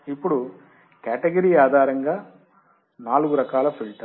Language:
Telugu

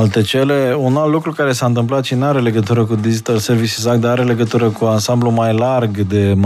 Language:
Romanian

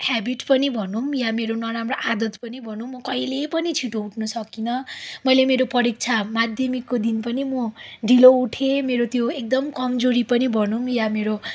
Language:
Nepali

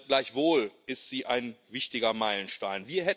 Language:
German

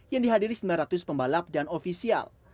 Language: Indonesian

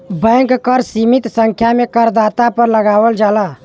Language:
Bhojpuri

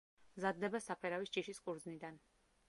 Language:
Georgian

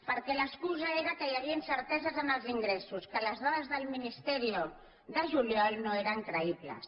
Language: Catalan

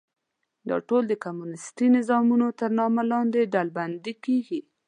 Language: Pashto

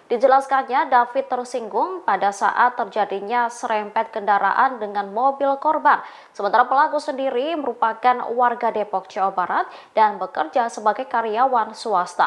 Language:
Indonesian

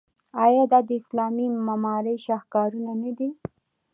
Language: Pashto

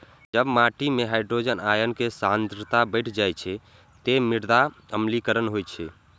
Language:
Maithili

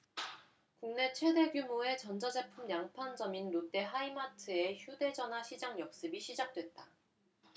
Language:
Korean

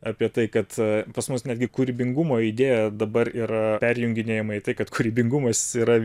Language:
Lithuanian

